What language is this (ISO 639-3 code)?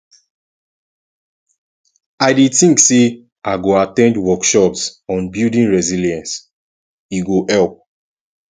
pcm